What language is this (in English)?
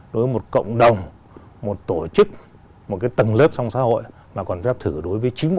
Vietnamese